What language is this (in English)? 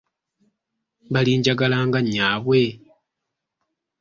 Ganda